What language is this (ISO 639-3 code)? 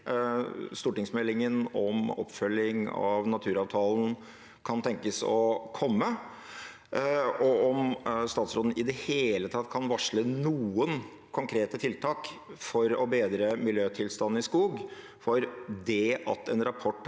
nor